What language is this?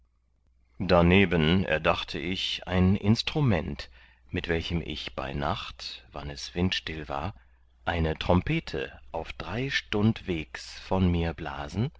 German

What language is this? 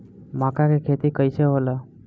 Bhojpuri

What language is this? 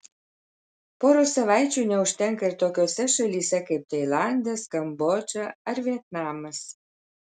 Lithuanian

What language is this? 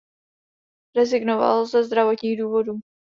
Czech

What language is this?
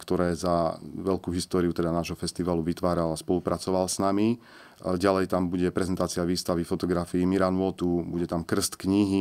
Slovak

